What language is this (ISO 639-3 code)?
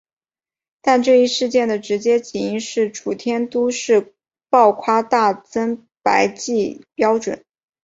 zho